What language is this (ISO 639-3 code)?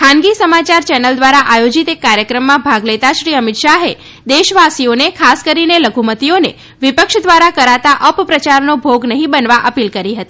guj